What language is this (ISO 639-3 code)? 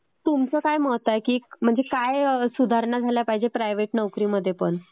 mar